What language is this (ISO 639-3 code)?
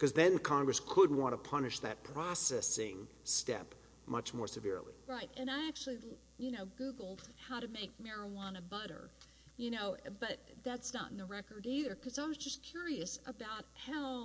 eng